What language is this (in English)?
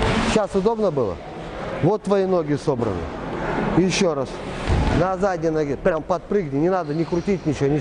Russian